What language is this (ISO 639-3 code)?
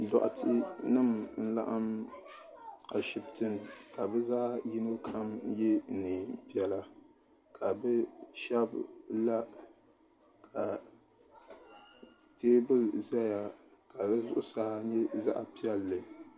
dag